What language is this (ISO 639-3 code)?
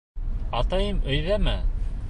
bak